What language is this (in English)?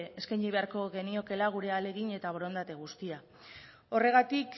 Basque